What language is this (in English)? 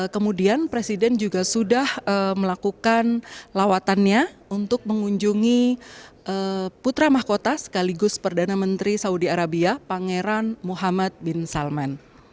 Indonesian